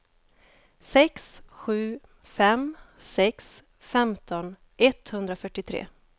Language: Swedish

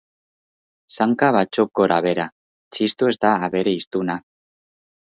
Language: Basque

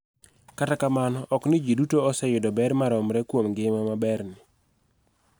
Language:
Luo (Kenya and Tanzania)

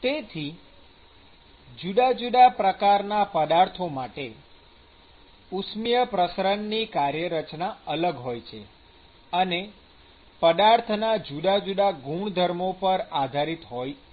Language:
Gujarati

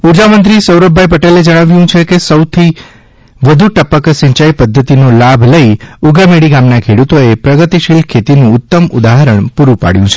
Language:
Gujarati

